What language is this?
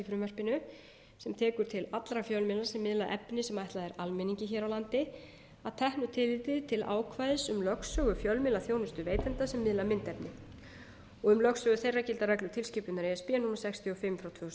Icelandic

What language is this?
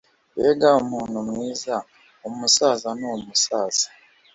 Kinyarwanda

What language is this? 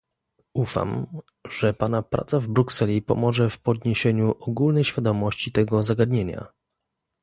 Polish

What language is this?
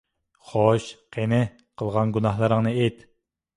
Uyghur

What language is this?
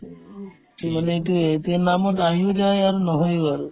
Assamese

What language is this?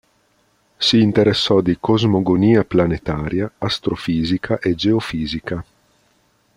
Italian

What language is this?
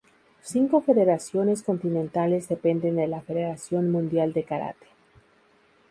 Spanish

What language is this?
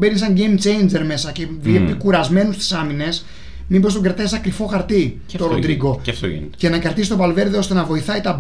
Greek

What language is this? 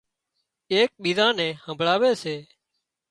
Wadiyara Koli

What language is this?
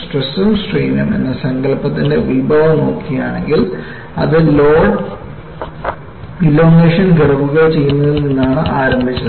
Malayalam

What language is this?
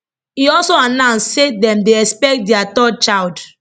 Nigerian Pidgin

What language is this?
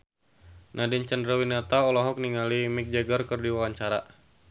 Sundanese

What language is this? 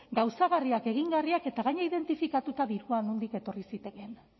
Basque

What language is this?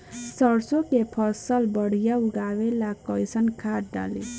Bhojpuri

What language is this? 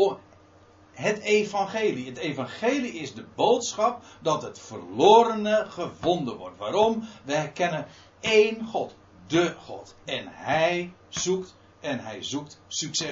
Dutch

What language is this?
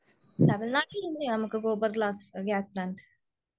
Malayalam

